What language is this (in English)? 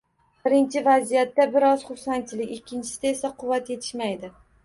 Uzbek